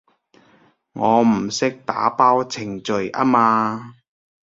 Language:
Cantonese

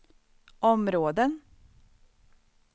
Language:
Swedish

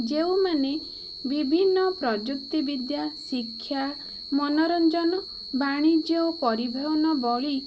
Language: Odia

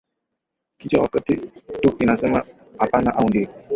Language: Swahili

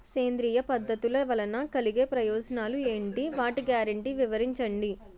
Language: Telugu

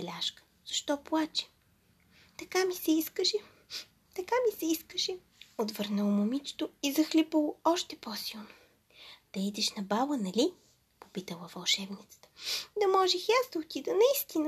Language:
Bulgarian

